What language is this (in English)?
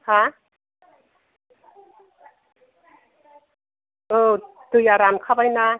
Bodo